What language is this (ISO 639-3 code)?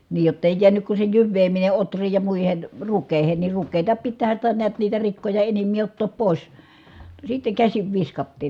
fin